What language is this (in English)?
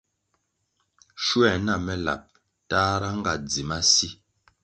Kwasio